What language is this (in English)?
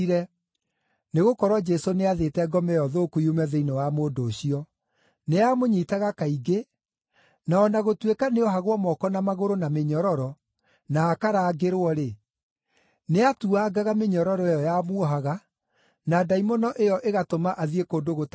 Kikuyu